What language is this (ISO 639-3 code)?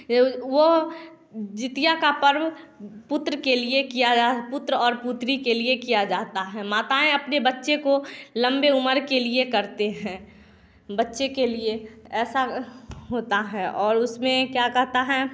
hin